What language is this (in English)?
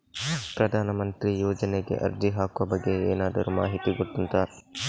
Kannada